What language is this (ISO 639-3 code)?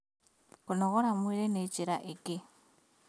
kik